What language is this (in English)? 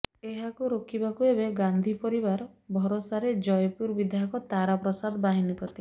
Odia